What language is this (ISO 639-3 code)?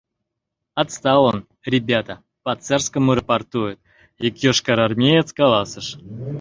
chm